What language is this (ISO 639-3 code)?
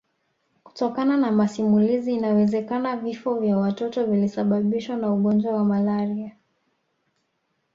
swa